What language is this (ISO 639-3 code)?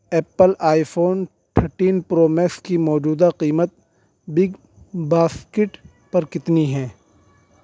urd